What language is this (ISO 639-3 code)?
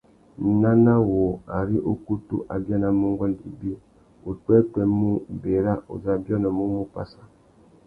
bag